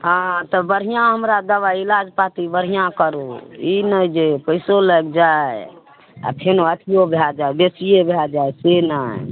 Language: Maithili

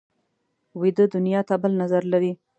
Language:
Pashto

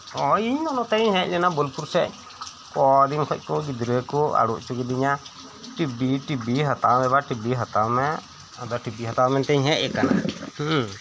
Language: Santali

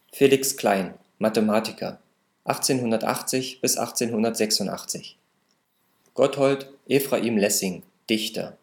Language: German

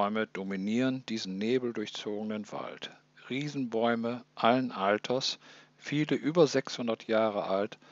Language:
German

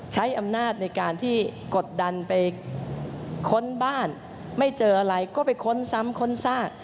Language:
Thai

